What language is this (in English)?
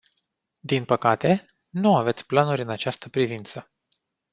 Romanian